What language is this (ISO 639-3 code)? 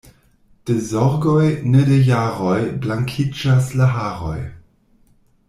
epo